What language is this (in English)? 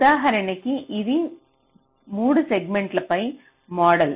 Telugu